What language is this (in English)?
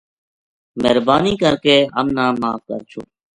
Gujari